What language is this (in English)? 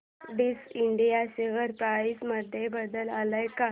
Marathi